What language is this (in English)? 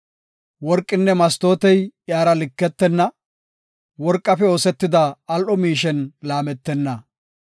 Gofa